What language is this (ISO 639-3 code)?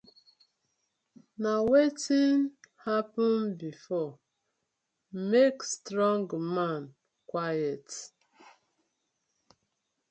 pcm